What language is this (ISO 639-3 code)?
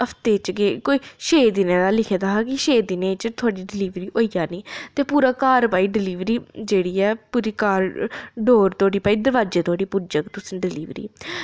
doi